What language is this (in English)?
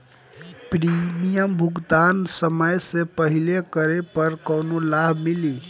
Bhojpuri